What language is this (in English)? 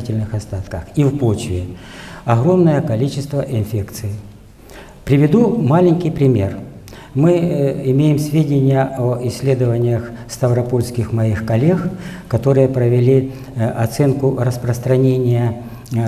Russian